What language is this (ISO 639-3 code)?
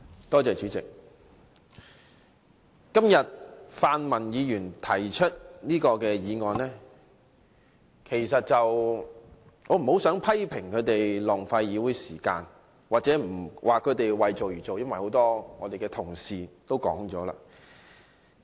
yue